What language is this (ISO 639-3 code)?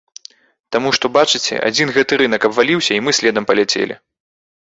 bel